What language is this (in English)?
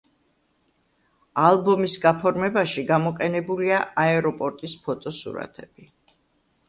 Georgian